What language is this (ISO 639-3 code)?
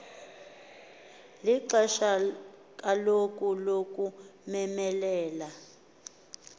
xho